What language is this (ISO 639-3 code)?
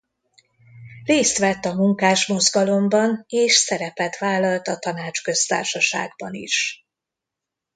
hun